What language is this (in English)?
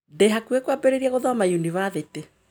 Kikuyu